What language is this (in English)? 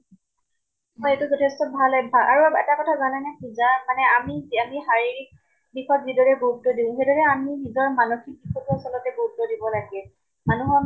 Assamese